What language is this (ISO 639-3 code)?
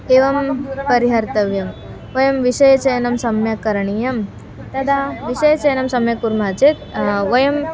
san